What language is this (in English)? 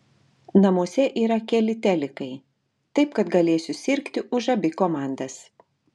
Lithuanian